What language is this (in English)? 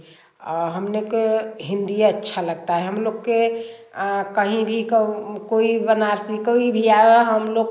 Hindi